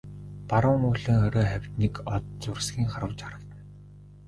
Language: Mongolian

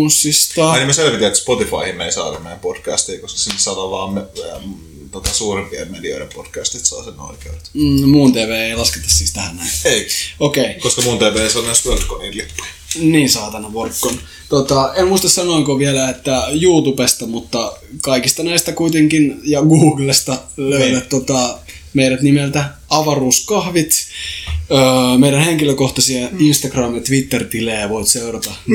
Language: Finnish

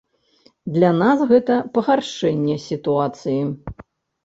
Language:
Belarusian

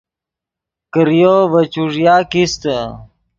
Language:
Yidgha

